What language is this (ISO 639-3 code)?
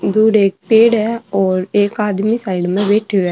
mwr